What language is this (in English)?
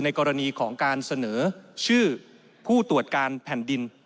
Thai